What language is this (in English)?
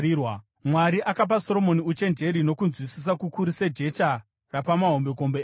Shona